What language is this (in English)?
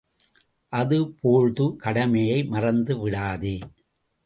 Tamil